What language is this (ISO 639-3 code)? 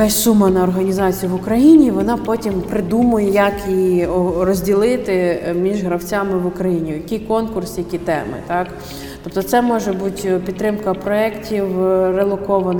ukr